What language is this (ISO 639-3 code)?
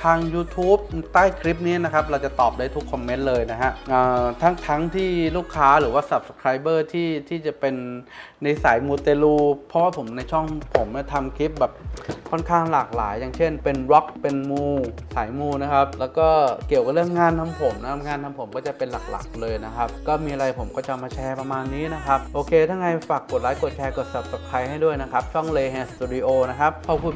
tha